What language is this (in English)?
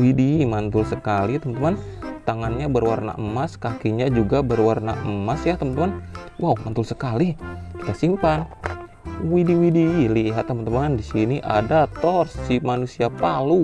Indonesian